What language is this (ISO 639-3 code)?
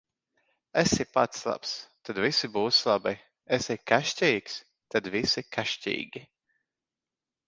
lav